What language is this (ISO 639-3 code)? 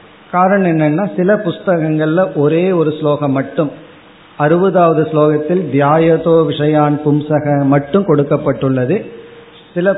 tam